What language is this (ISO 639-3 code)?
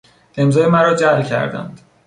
fas